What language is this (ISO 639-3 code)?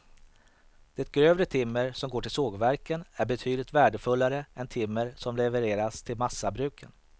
swe